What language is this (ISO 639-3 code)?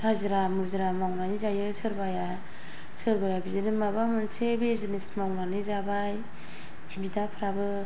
brx